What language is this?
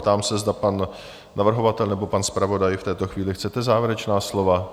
Czech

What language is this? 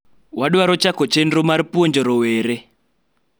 Luo (Kenya and Tanzania)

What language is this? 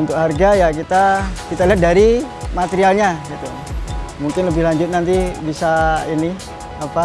Indonesian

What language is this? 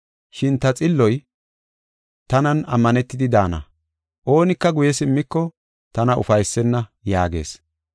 Gofa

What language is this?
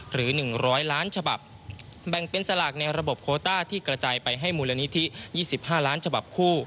Thai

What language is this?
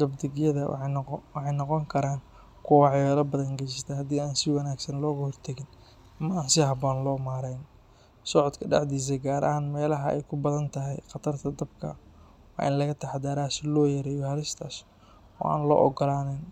Somali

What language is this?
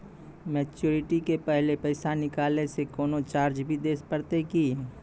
Maithili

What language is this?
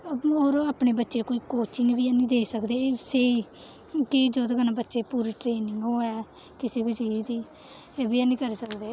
Dogri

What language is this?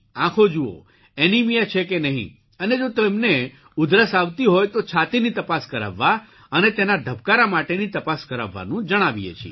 Gujarati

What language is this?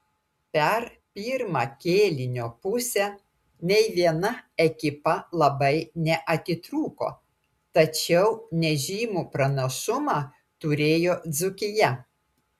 Lithuanian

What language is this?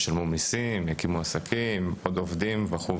Hebrew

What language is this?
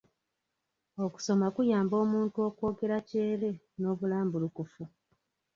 Ganda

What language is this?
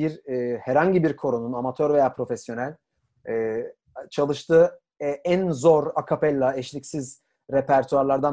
Turkish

